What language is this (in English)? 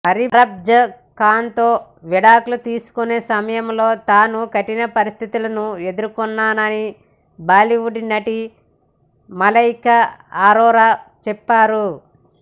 Telugu